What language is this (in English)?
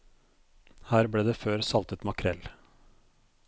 Norwegian